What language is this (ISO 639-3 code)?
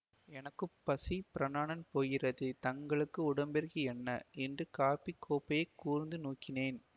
tam